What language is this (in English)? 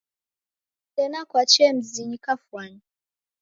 Taita